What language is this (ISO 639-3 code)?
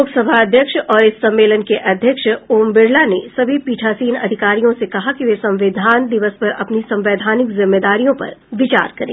hin